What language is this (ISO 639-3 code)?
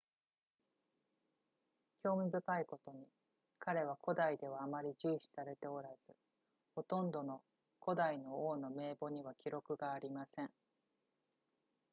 jpn